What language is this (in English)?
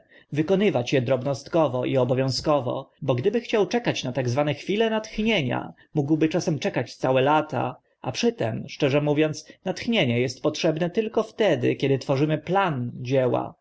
Polish